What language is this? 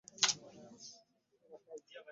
Ganda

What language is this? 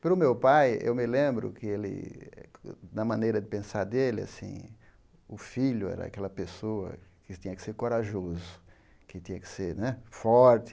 Portuguese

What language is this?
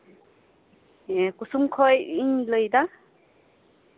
Santali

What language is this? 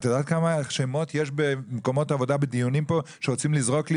Hebrew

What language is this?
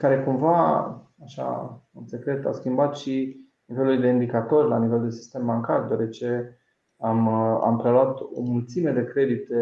Romanian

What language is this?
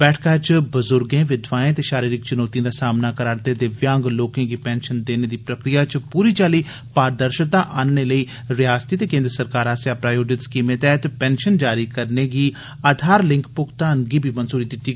Dogri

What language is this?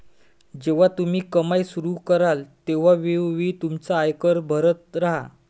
Marathi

